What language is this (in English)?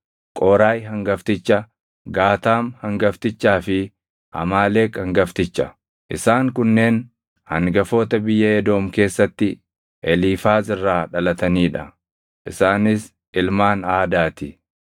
Oromo